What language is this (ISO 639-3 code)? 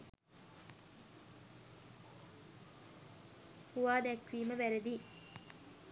sin